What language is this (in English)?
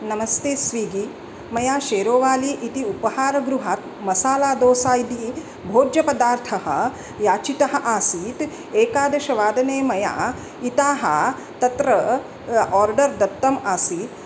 Sanskrit